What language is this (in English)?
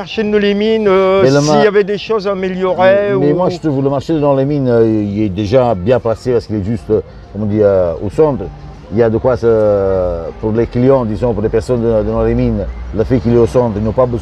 French